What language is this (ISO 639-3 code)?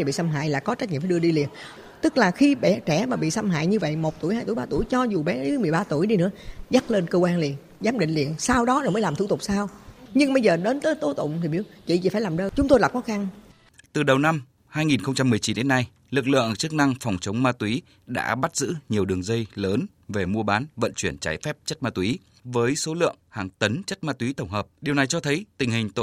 vie